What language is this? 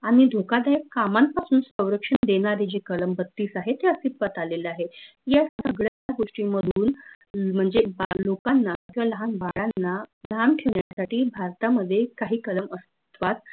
Marathi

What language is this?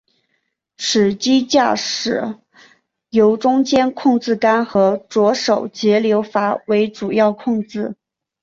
Chinese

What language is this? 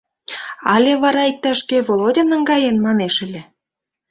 Mari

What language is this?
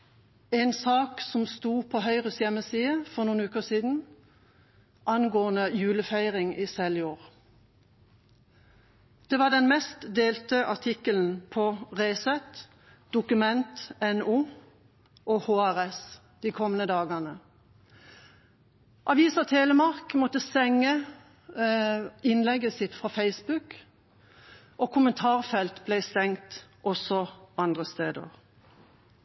Norwegian Bokmål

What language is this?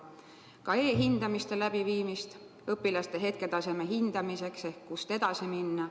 Estonian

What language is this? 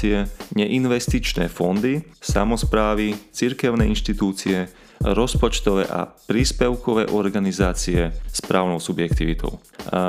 Slovak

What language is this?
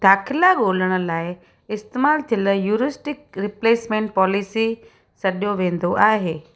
Sindhi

